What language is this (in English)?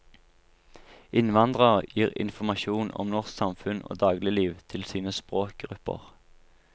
Norwegian